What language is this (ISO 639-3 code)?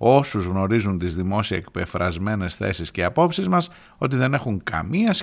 ell